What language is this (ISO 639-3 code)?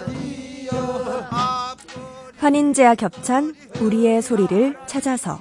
kor